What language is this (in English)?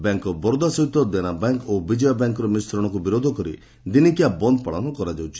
Odia